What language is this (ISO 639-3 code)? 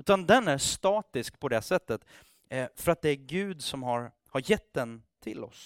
swe